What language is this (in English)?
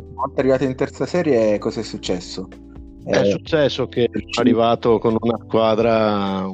Italian